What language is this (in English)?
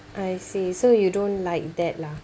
English